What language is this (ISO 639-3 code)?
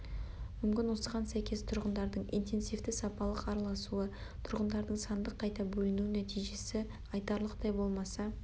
kaz